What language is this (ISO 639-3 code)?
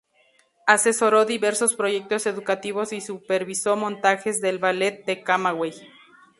spa